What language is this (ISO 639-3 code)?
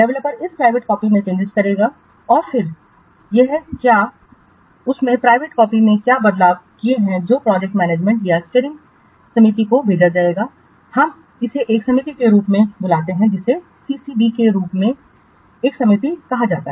hin